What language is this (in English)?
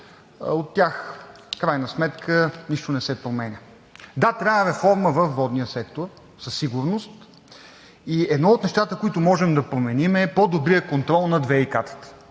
Bulgarian